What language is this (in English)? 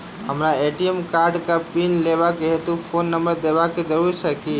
Maithili